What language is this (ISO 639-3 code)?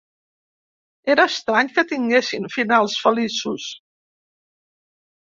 cat